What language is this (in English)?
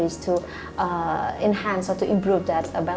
Indonesian